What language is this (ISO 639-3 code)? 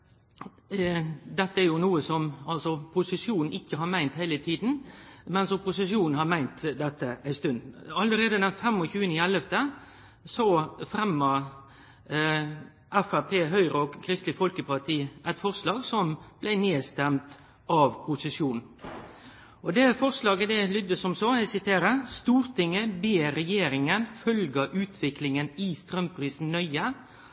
nno